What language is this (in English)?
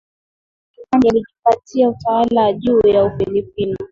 Swahili